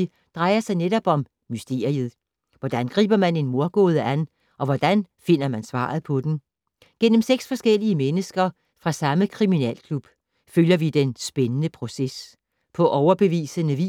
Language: Danish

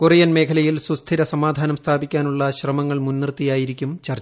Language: Malayalam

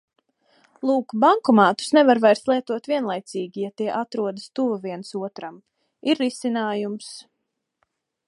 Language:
Latvian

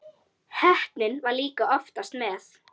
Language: Icelandic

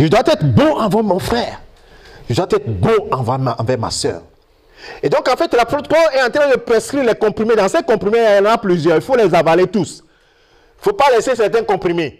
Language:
French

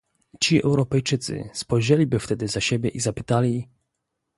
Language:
Polish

